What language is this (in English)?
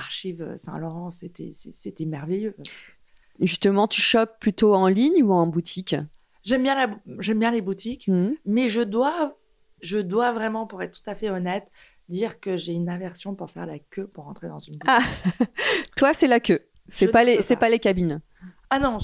French